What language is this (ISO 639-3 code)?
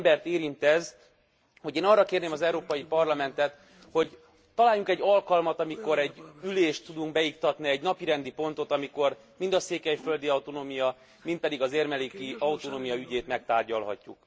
hun